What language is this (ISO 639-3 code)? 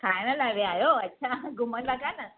snd